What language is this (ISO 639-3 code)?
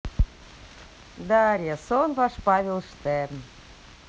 rus